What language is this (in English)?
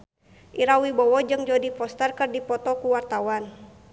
Sundanese